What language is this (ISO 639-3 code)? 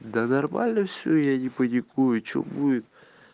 rus